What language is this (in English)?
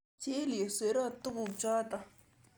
Kalenjin